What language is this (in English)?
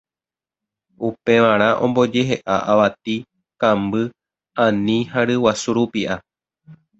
Guarani